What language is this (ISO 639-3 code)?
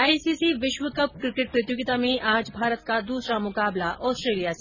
hin